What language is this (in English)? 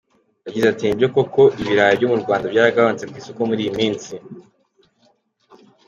Kinyarwanda